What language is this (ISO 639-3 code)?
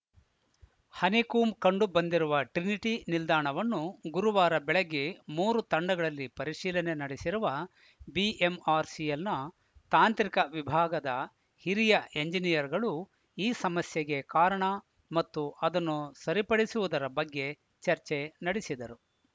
kan